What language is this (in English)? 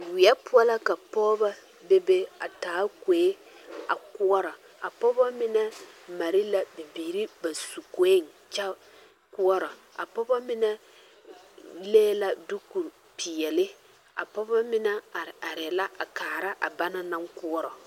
Southern Dagaare